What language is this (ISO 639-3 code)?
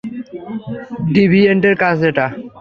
ben